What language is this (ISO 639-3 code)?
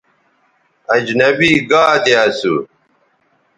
btv